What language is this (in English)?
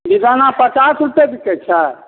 Maithili